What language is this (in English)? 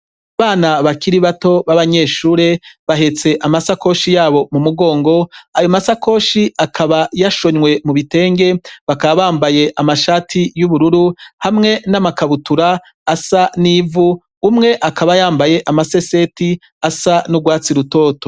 Rundi